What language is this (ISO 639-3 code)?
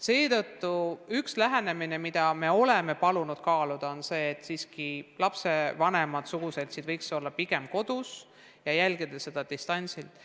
est